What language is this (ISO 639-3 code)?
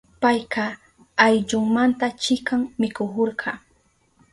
qup